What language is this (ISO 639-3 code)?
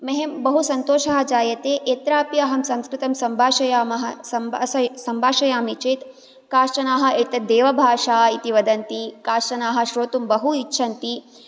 san